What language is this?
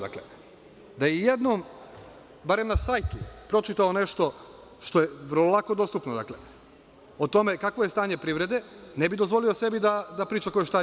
Serbian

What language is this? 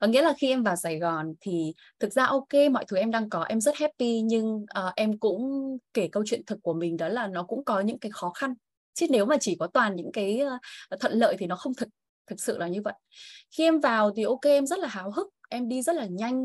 Vietnamese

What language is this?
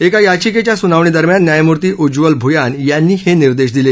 Marathi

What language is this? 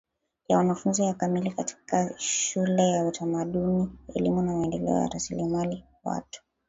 Swahili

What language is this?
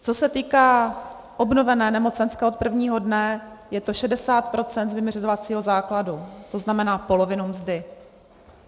Czech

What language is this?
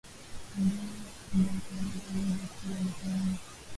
Swahili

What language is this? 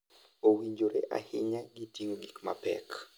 Luo (Kenya and Tanzania)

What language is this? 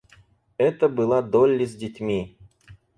Russian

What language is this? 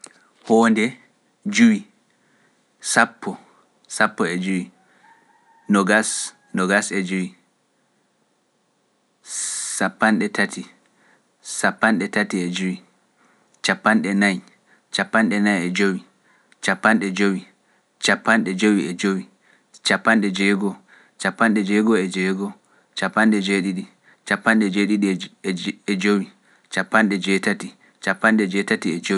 Pular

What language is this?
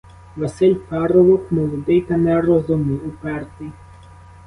Ukrainian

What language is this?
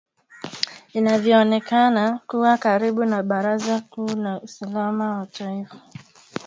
Swahili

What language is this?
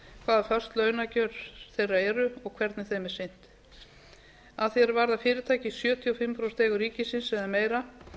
Icelandic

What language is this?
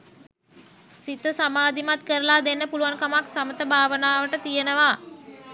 Sinhala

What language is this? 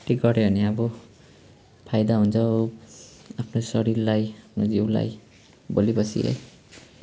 Nepali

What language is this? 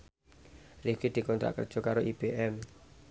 Javanese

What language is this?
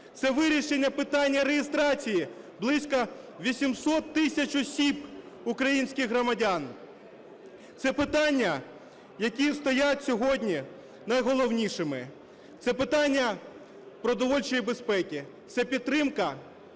Ukrainian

